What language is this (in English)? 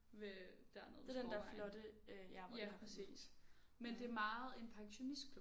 Danish